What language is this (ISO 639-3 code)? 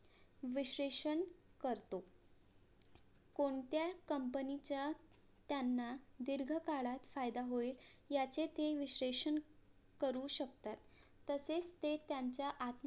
mar